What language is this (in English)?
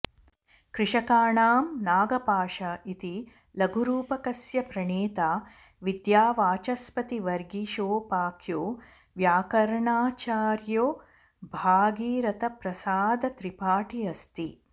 Sanskrit